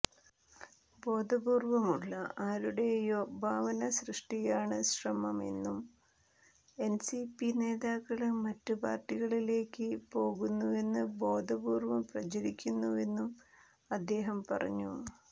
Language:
Malayalam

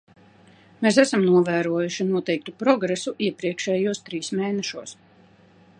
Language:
Latvian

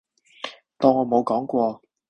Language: Cantonese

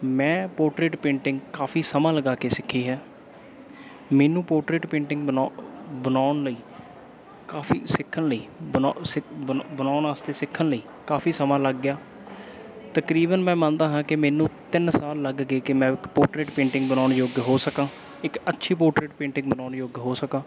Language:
Punjabi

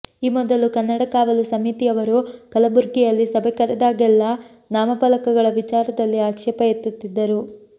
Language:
Kannada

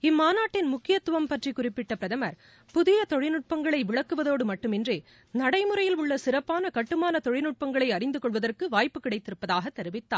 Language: Tamil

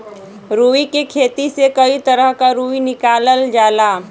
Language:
Bhojpuri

